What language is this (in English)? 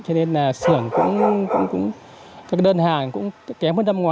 Vietnamese